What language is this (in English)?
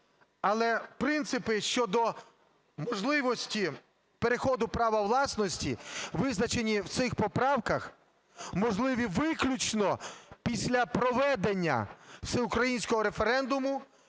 Ukrainian